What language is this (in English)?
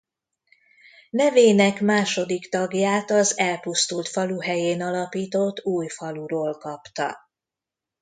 Hungarian